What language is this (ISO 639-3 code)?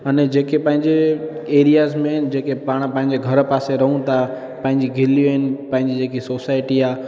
snd